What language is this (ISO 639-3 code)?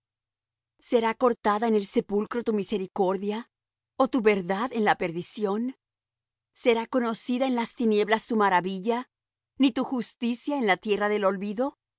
spa